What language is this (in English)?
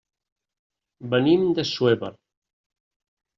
Catalan